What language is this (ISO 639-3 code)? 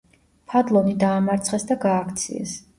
kat